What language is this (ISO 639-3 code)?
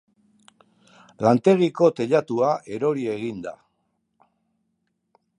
eus